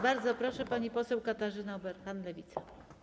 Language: Polish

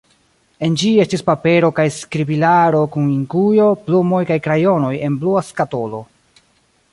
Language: Esperanto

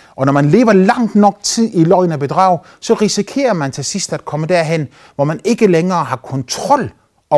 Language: Danish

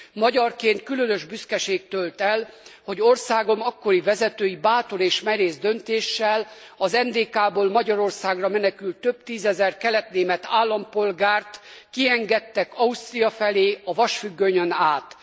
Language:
Hungarian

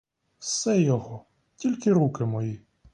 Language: Ukrainian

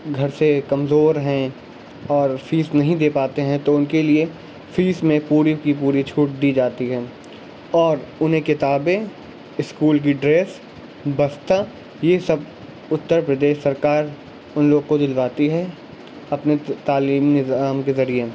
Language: Urdu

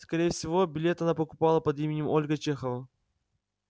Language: Russian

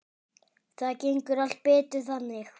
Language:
Icelandic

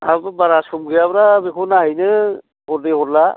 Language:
Bodo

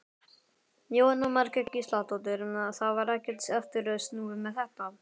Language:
Icelandic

